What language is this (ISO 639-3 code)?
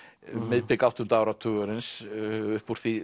isl